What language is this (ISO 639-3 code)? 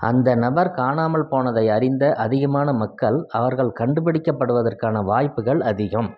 tam